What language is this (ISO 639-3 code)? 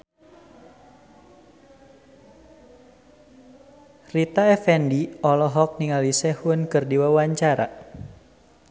sun